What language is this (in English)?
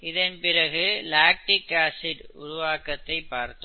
Tamil